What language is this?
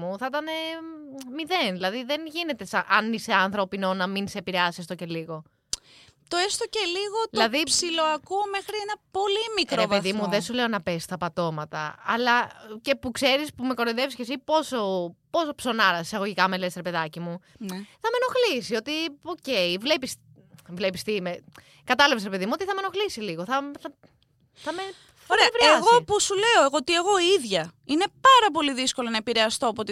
Greek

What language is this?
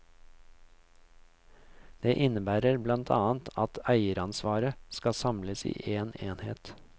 Norwegian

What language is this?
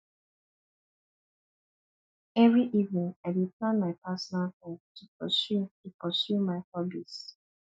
Nigerian Pidgin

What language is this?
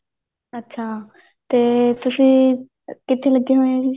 Punjabi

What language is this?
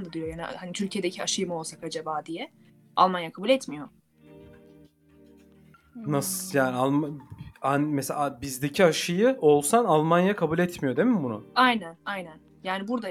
Turkish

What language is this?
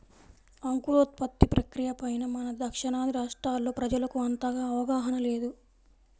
Telugu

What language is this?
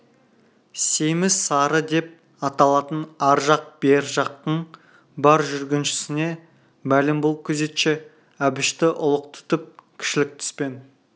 Kazakh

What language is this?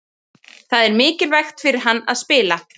Icelandic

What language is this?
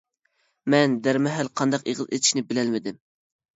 Uyghur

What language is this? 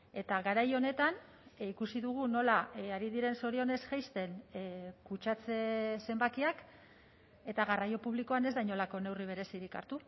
Basque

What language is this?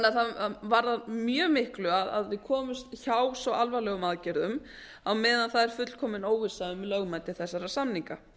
Icelandic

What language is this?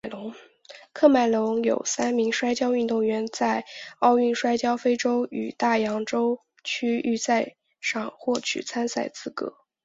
Chinese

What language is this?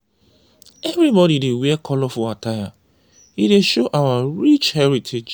Nigerian Pidgin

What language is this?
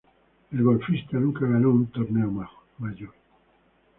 Spanish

